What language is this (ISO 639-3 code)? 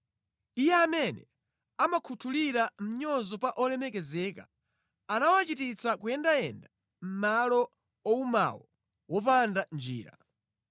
nya